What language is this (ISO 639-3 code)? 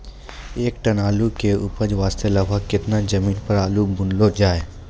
mai